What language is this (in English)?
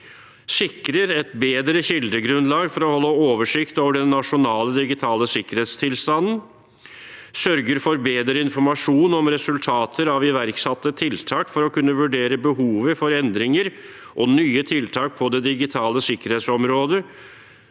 Norwegian